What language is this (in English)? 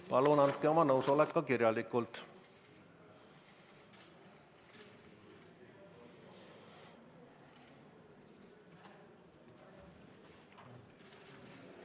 Estonian